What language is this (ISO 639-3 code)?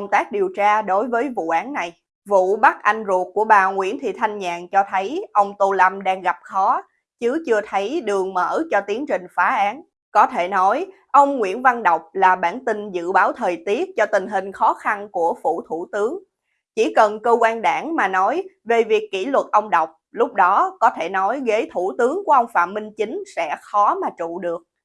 vie